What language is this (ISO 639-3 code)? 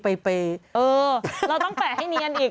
tha